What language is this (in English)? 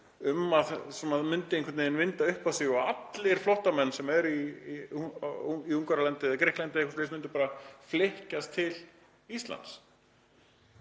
Icelandic